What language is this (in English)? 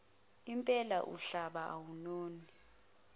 Zulu